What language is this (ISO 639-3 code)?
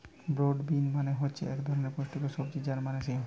ben